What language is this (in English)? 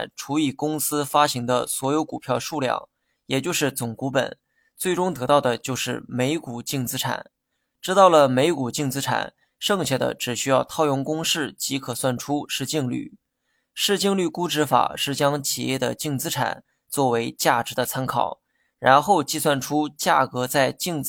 Chinese